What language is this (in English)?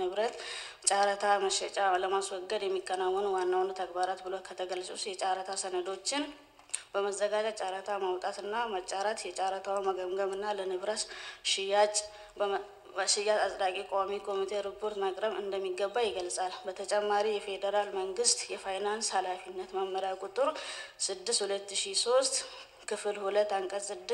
Arabic